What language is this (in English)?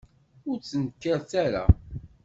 Kabyle